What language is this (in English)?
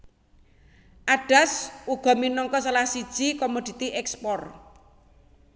Javanese